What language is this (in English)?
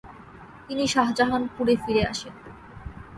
Bangla